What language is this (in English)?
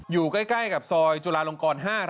Thai